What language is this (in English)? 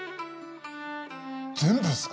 Japanese